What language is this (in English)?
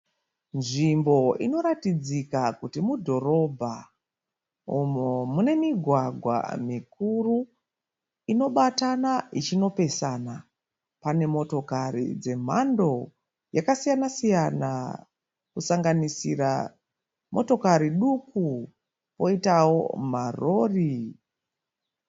Shona